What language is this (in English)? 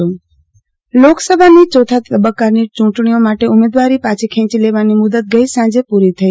Gujarati